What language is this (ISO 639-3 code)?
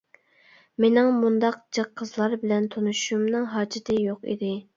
uig